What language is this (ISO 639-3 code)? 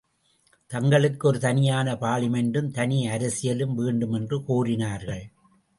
tam